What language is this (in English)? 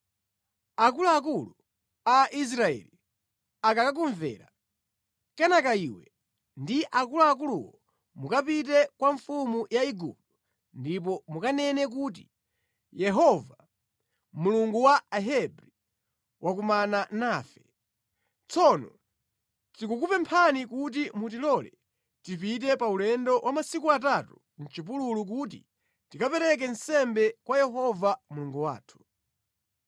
Nyanja